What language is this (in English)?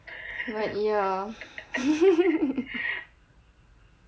English